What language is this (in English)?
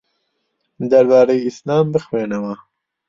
Central Kurdish